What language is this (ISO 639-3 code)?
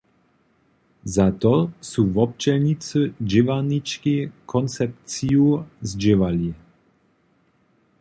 hsb